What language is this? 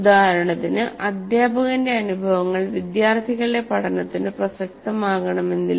Malayalam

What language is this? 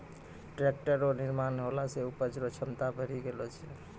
Maithili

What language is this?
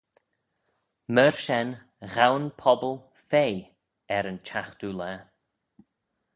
Manx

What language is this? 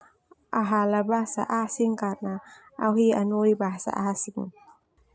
Termanu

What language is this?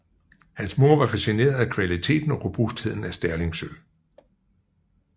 Danish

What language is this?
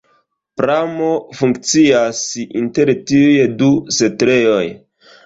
Esperanto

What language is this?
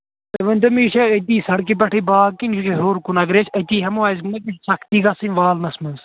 Kashmiri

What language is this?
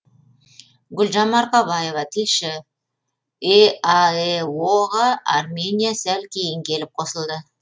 Kazakh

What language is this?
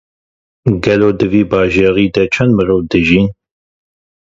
Kurdish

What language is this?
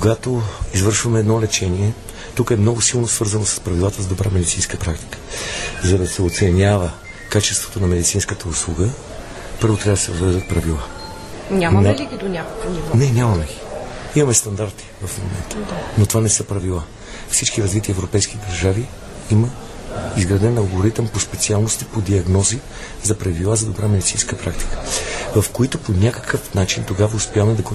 Bulgarian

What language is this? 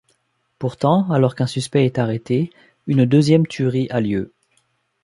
French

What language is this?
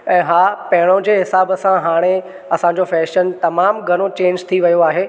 Sindhi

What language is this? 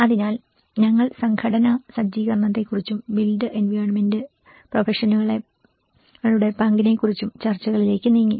Malayalam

